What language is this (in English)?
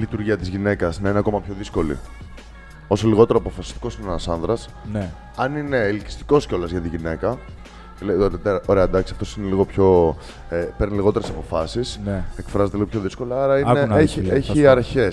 Greek